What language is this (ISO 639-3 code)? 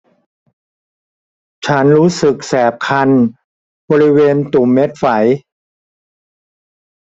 tha